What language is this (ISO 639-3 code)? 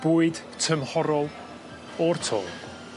cym